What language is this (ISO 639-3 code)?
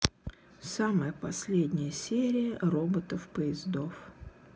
rus